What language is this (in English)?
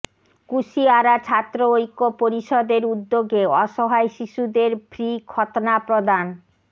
Bangla